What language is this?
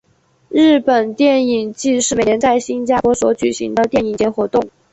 Chinese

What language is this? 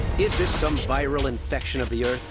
English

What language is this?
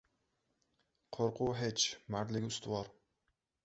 Uzbek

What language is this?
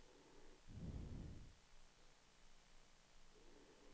Danish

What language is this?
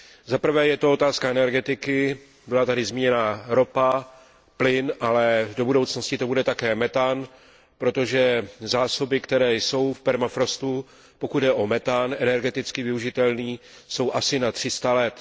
Czech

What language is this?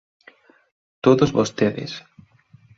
Galician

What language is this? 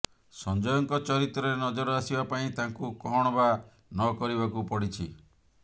Odia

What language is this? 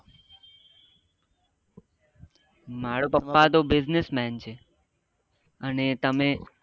Gujarati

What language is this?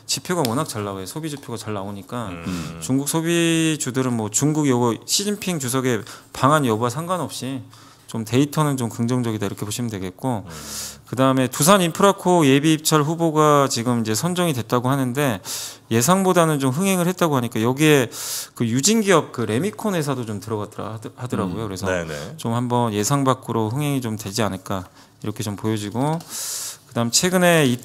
Korean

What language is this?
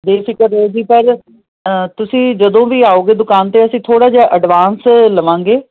Punjabi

